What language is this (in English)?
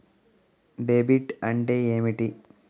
Telugu